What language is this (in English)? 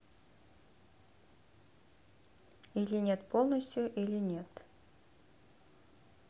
Russian